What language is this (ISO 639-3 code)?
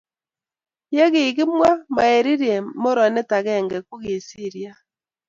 kln